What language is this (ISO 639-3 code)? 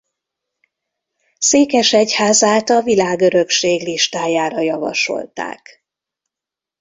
hun